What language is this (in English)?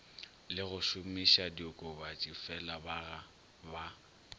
Northern Sotho